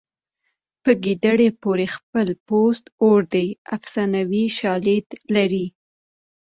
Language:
Pashto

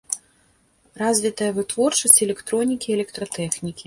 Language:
Belarusian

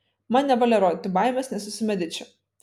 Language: Lithuanian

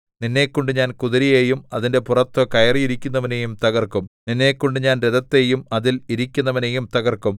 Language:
Malayalam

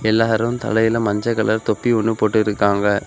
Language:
Tamil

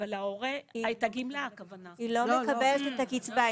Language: Hebrew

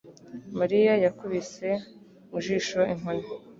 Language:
Kinyarwanda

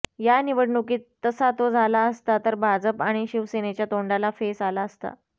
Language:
Marathi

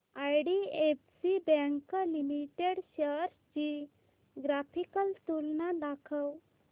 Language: Marathi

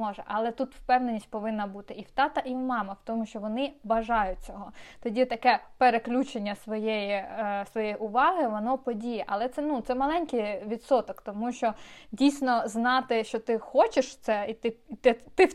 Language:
Ukrainian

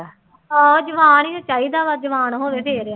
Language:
Punjabi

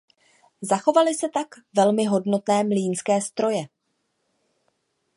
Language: Czech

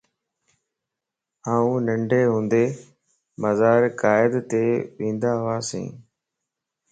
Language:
Lasi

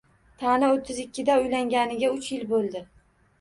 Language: Uzbek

